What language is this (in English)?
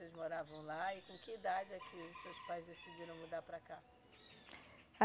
Portuguese